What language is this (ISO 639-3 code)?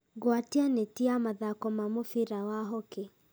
kik